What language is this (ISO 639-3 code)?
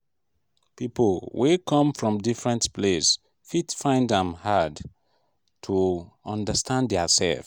pcm